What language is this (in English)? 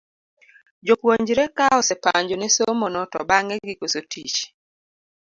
Luo (Kenya and Tanzania)